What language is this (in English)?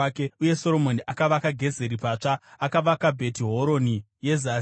Shona